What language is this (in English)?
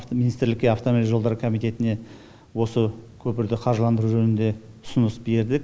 Kazakh